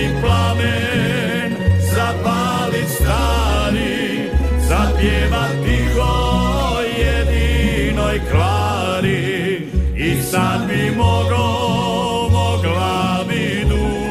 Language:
Croatian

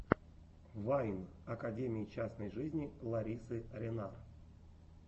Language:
Russian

